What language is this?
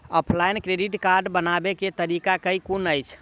Maithili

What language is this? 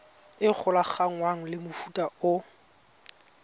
Tswana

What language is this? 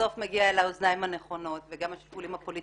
Hebrew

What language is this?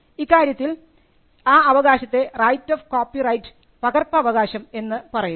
Malayalam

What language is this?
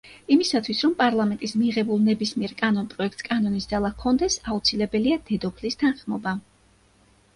Georgian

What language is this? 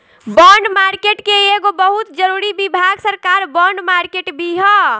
Bhojpuri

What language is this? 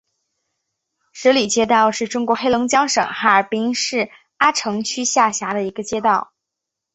Chinese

